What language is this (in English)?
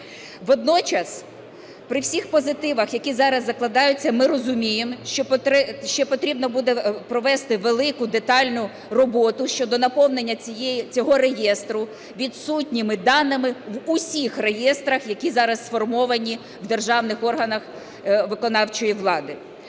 Ukrainian